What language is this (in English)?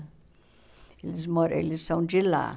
Portuguese